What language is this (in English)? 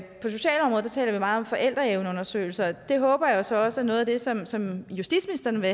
Danish